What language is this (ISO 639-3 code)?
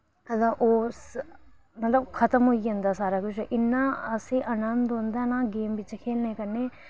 doi